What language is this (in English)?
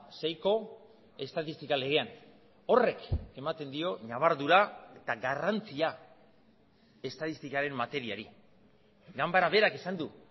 Basque